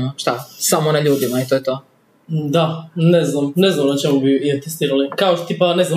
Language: Croatian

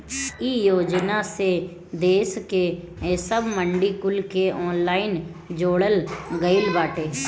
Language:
Bhojpuri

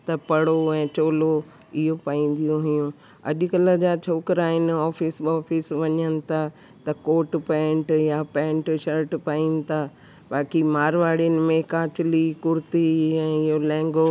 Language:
Sindhi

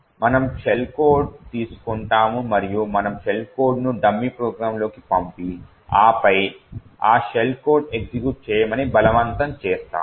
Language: Telugu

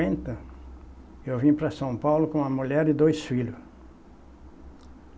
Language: Portuguese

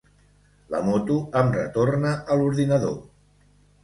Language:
Catalan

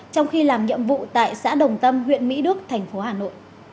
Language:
Vietnamese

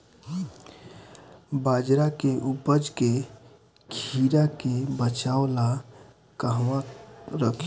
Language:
Bhojpuri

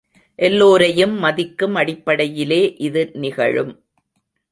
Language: Tamil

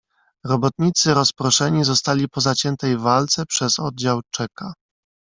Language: Polish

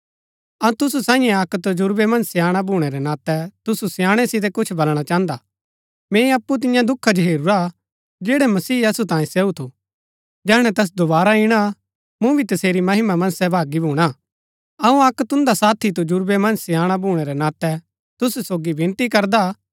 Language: Gaddi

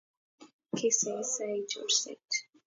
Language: Kalenjin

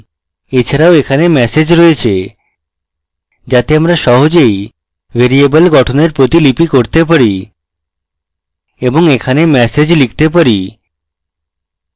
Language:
Bangla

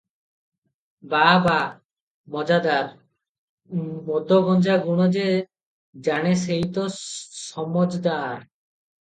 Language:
Odia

